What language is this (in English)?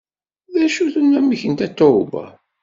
Kabyle